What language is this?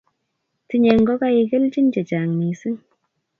Kalenjin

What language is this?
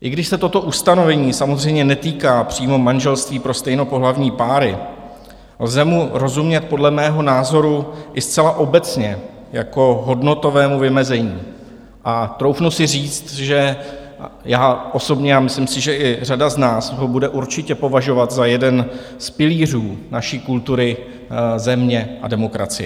Czech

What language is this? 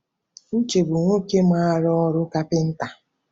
Igbo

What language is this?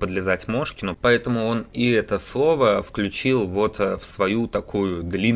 Russian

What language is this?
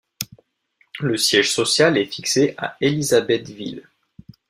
French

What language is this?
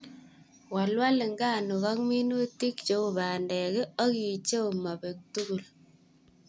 Kalenjin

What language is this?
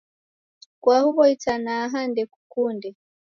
Taita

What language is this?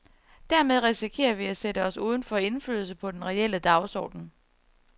Danish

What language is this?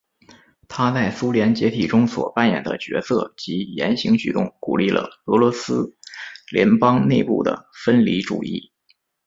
Chinese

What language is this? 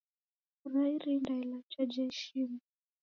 Taita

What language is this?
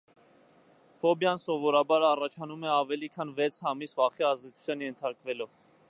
Armenian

